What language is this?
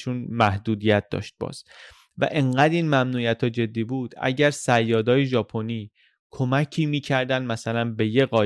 Persian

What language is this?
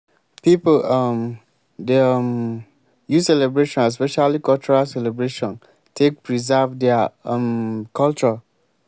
Nigerian Pidgin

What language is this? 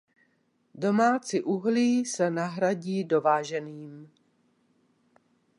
Czech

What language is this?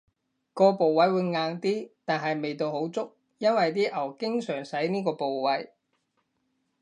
Cantonese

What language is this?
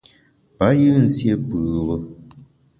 Bamun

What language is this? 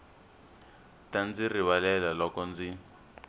Tsonga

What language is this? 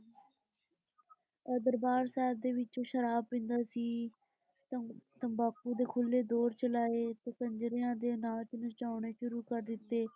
Punjabi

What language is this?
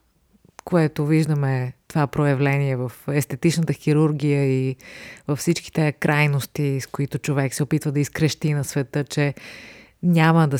Bulgarian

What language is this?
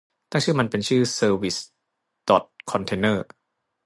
Thai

